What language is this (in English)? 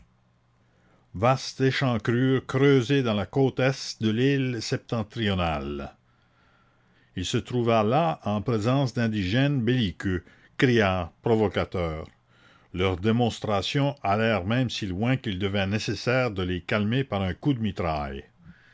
French